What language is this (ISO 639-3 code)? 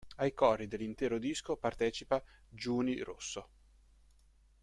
ita